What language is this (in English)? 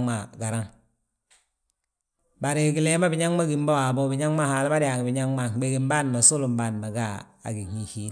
Balanta-Ganja